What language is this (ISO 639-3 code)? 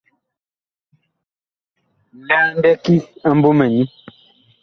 bkh